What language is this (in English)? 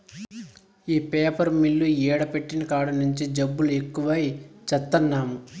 Telugu